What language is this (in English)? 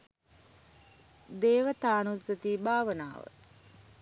Sinhala